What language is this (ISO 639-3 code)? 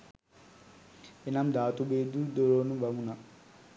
sin